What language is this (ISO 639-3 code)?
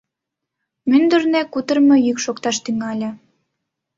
chm